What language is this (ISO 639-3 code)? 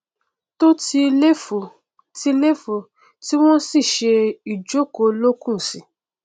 yor